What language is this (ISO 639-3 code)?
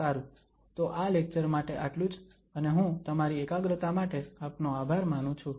guj